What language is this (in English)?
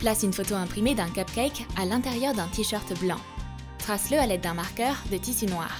French